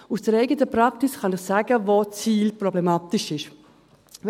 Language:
Swiss German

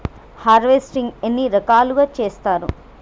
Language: Telugu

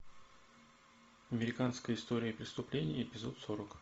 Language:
Russian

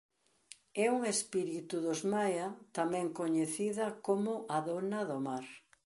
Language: Galician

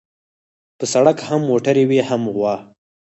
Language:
Pashto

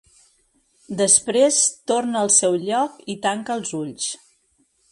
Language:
Catalan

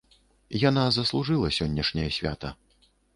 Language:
Belarusian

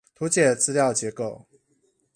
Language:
Chinese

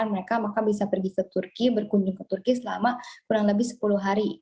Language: Indonesian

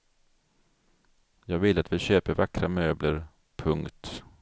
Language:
Swedish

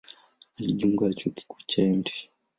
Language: Swahili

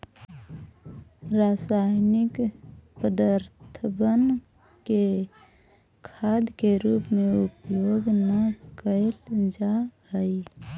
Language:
Magahi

